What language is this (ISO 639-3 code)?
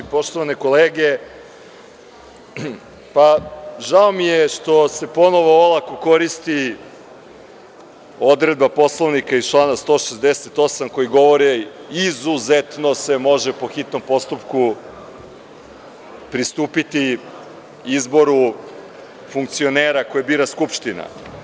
srp